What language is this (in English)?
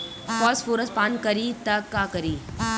Bhojpuri